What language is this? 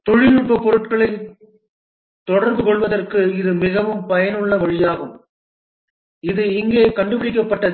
Tamil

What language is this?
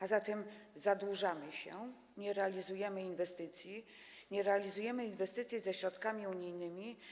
Polish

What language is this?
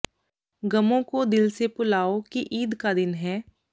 Punjabi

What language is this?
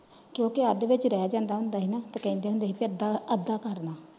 Punjabi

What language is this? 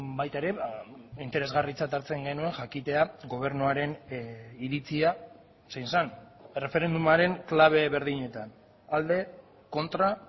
Basque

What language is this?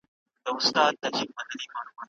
Pashto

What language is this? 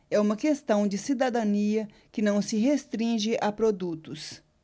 Portuguese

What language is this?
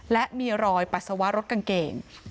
Thai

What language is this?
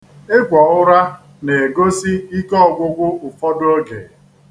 Igbo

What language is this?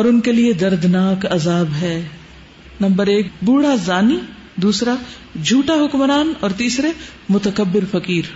Urdu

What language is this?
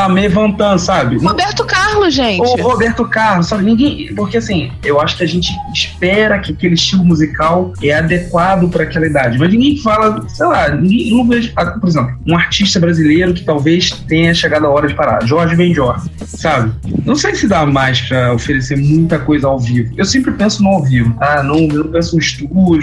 Portuguese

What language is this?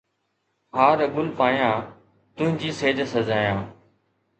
Sindhi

